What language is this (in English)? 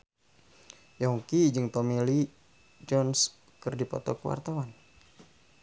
Sundanese